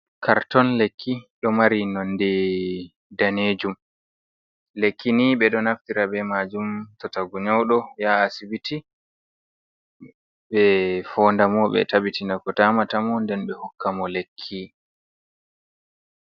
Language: Fula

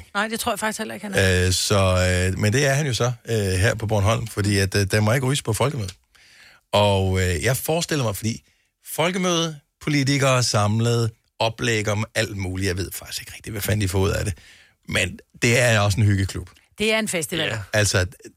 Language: Danish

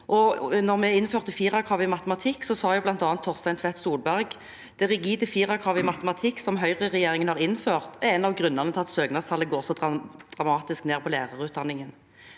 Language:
Norwegian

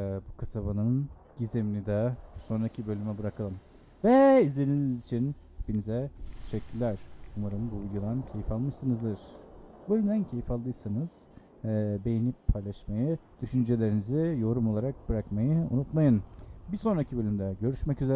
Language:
Turkish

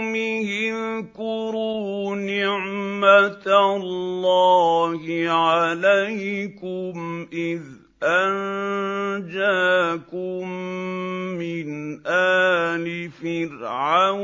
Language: Arabic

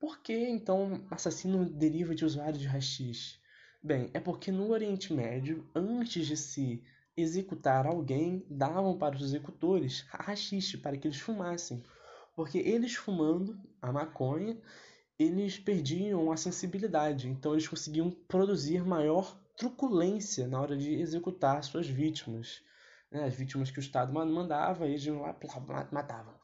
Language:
Portuguese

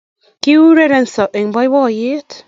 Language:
Kalenjin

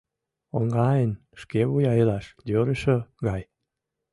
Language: Mari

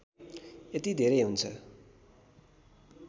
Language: Nepali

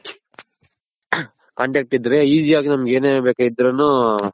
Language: Kannada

